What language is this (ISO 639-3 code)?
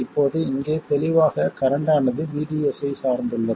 tam